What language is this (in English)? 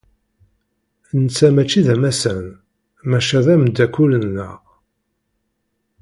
Kabyle